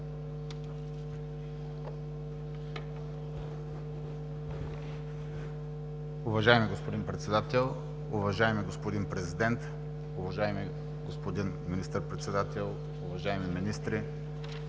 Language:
Bulgarian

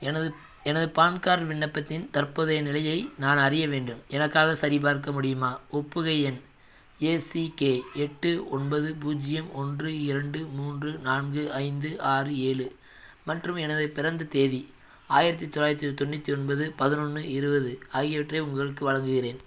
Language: Tamil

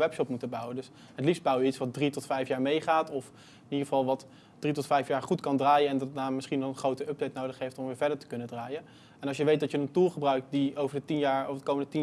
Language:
Dutch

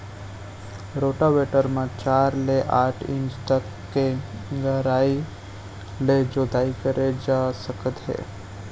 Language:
Chhattisgarhi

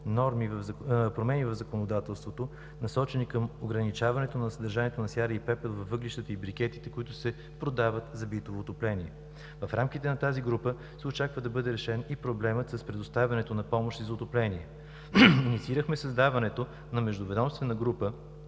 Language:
Bulgarian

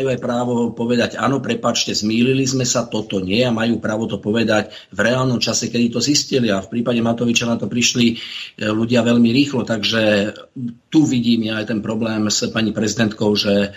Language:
Slovak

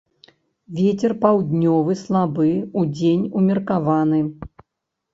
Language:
Belarusian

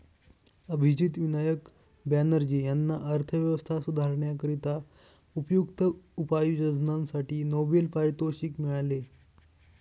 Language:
Marathi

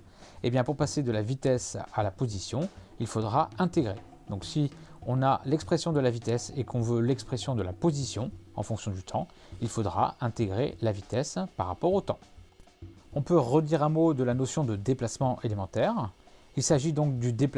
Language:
French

